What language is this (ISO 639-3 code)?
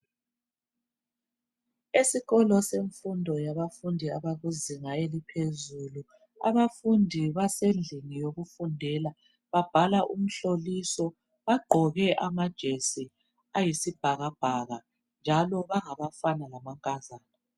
nde